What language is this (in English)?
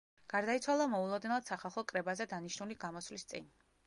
Georgian